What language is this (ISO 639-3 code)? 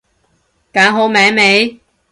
yue